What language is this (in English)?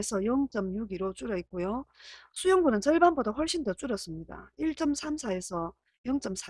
Korean